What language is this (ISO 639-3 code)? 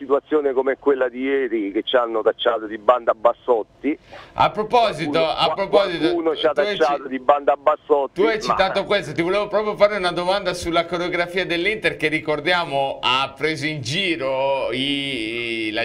ita